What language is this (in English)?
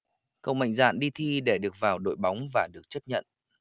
Vietnamese